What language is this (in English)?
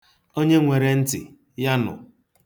Igbo